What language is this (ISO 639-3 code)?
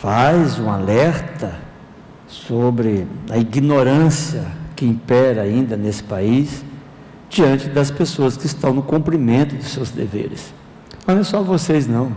por